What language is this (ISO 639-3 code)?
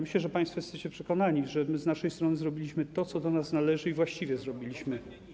pol